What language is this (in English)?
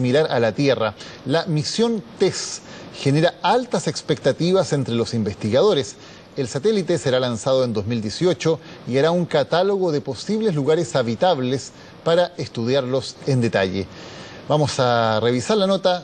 Spanish